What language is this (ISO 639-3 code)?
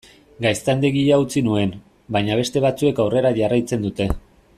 eus